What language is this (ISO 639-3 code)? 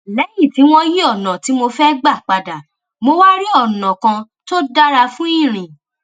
yor